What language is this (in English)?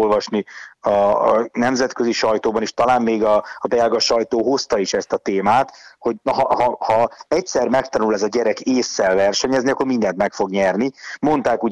Hungarian